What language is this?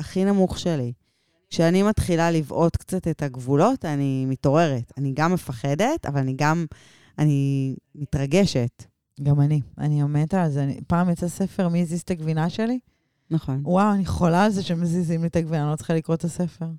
Hebrew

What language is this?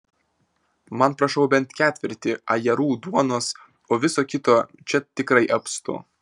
Lithuanian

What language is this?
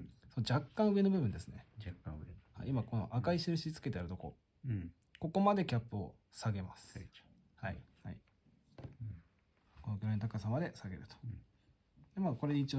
Japanese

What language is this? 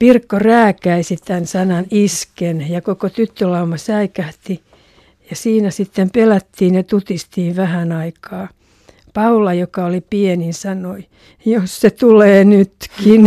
Finnish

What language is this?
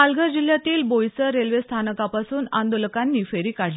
Marathi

